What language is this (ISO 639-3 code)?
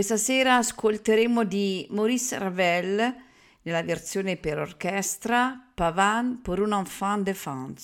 ita